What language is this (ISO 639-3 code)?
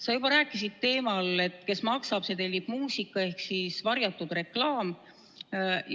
est